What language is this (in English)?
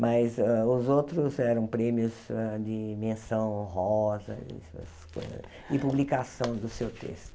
Portuguese